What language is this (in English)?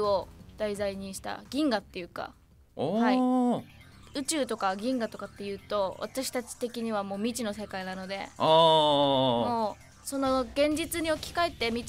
Japanese